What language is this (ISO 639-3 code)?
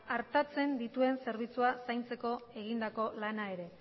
eus